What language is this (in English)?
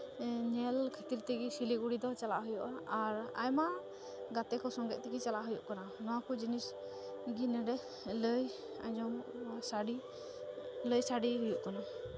Santali